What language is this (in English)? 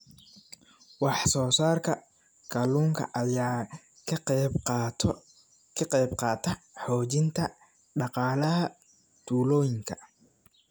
Somali